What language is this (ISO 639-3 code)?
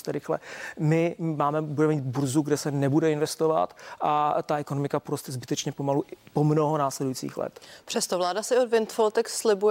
ces